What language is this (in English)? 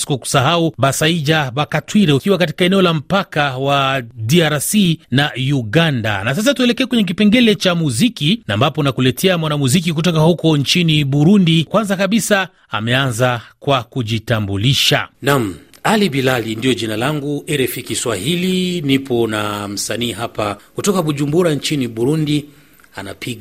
Swahili